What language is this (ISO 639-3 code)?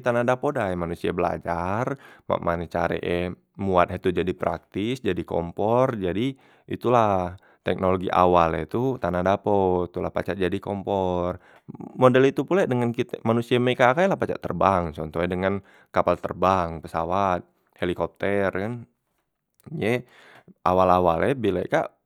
mui